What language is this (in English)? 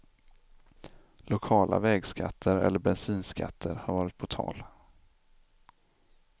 Swedish